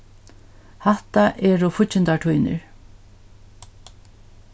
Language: Faroese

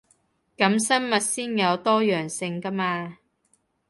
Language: Cantonese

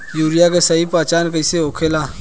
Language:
Bhojpuri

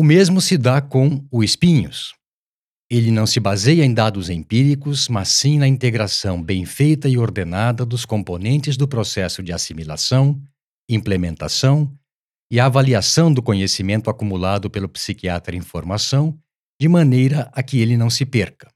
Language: Portuguese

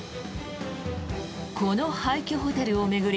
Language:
Japanese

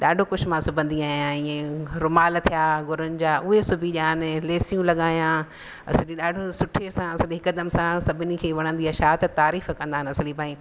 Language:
Sindhi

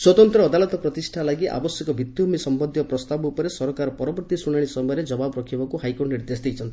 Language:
Odia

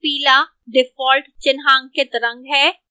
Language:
Hindi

